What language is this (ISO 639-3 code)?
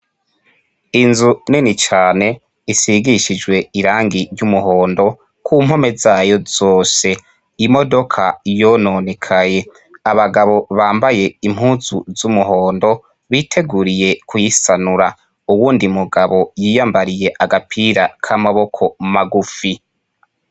run